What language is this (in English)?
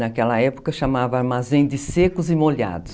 Portuguese